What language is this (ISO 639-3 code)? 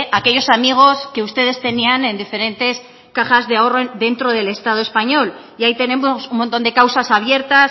spa